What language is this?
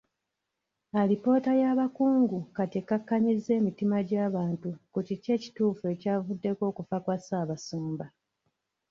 Ganda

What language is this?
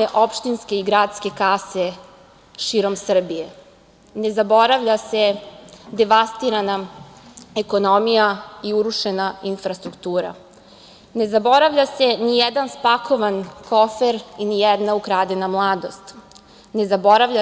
Serbian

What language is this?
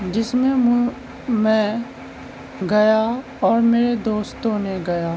Urdu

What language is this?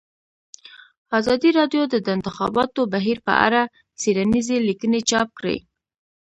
Pashto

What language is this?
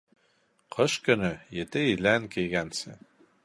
Bashkir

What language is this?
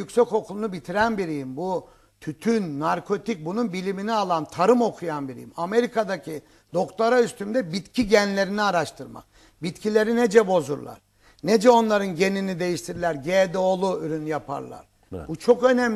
Turkish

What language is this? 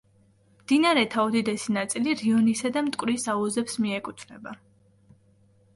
Georgian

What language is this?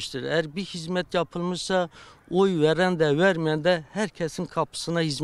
Turkish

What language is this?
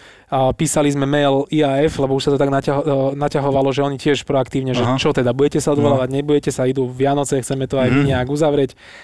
Slovak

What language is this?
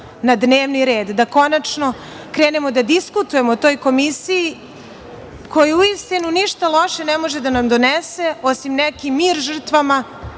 Serbian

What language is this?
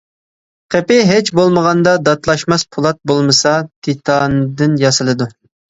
Uyghur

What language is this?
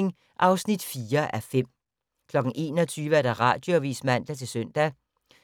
Danish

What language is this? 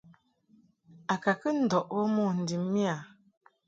Mungaka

